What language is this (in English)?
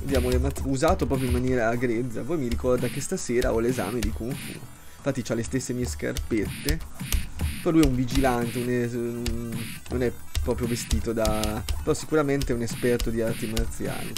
Italian